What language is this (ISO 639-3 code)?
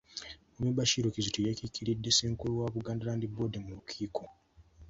lug